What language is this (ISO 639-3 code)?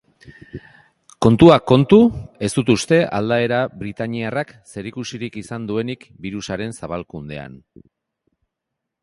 eus